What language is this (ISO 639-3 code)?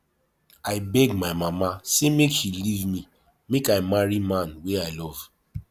pcm